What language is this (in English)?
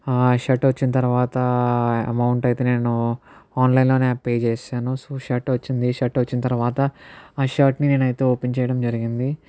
Telugu